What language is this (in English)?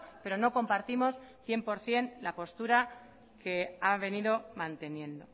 Spanish